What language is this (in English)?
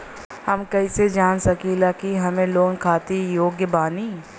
Bhojpuri